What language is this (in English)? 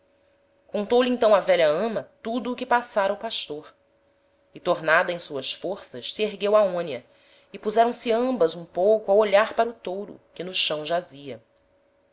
Portuguese